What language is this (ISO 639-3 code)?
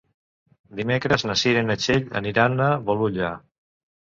cat